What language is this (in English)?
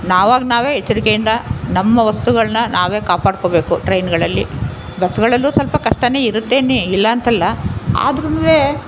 Kannada